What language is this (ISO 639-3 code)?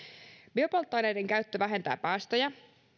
fin